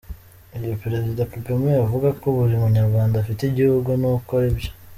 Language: Kinyarwanda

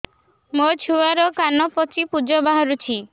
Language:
Odia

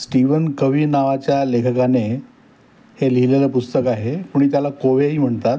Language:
Marathi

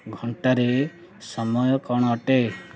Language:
Odia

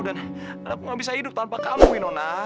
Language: Indonesian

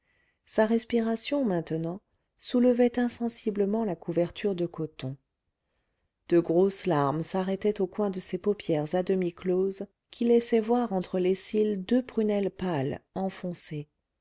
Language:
French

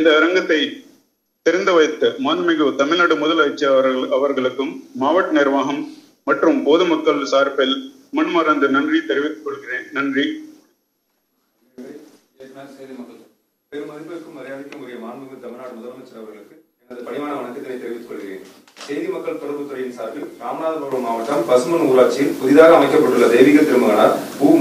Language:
Thai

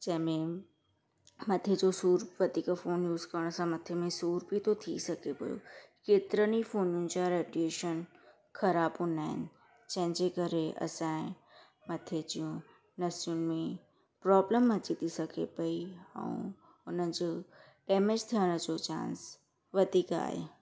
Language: Sindhi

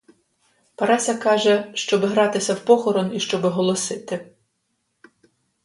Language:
Ukrainian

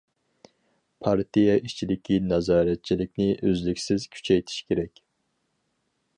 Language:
Uyghur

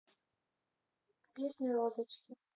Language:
Russian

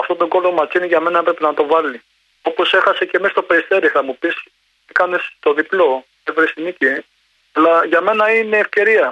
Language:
Greek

